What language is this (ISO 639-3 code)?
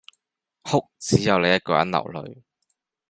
yue